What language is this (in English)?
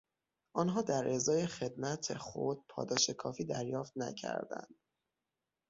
Persian